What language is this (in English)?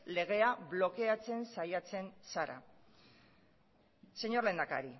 Basque